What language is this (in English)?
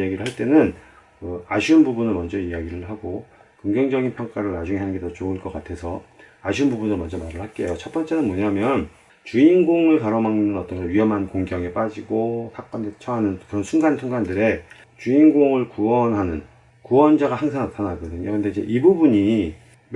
Korean